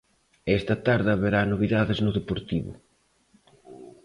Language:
Galician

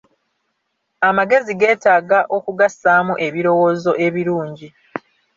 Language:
Ganda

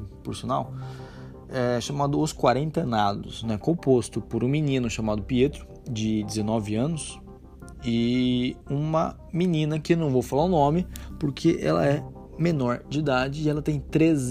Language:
Portuguese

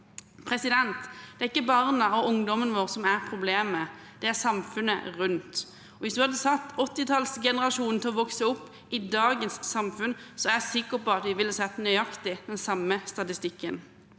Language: Norwegian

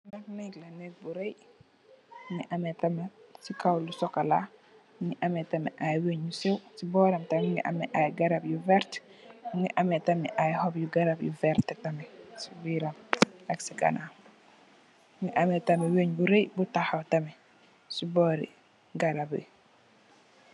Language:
Wolof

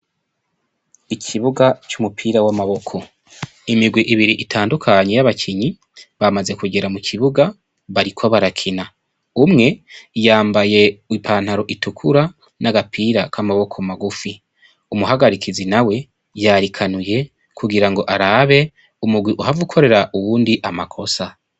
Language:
Rundi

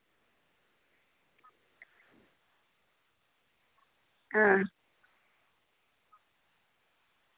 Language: Dogri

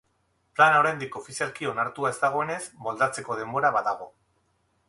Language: Basque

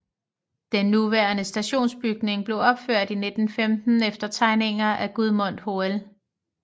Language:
Danish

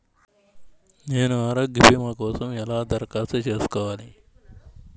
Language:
Telugu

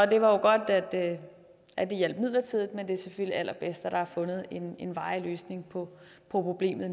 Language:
Danish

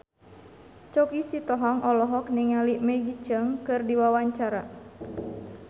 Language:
Sundanese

